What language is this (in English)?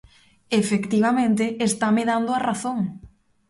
Galician